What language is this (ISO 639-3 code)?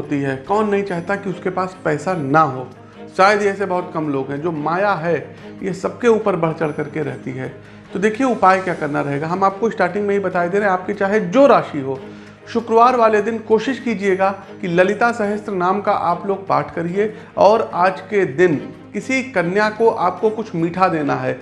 hin